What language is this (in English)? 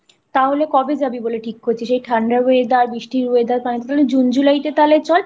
Bangla